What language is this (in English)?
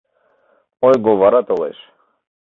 Mari